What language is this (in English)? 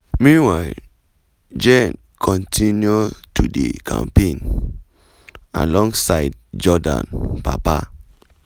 Nigerian Pidgin